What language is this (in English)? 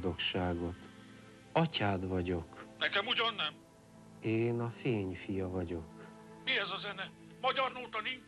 Hungarian